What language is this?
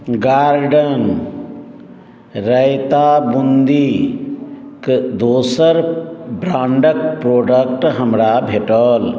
Maithili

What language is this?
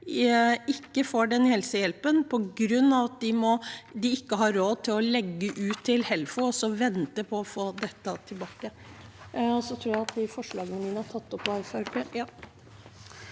Norwegian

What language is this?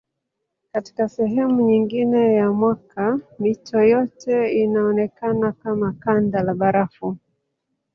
Swahili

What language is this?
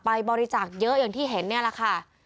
Thai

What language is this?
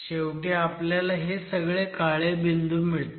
Marathi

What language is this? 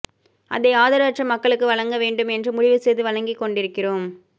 Tamil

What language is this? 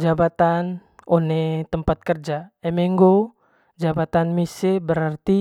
Manggarai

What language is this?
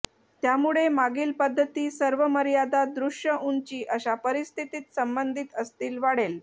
Marathi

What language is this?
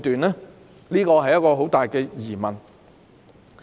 Cantonese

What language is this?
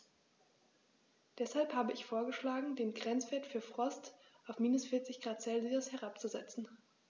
German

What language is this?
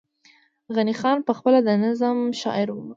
Pashto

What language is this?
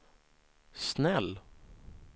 Swedish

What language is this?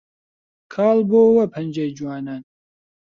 Central Kurdish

